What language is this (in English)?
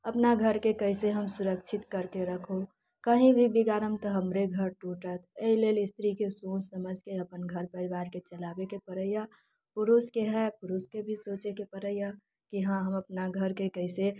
Maithili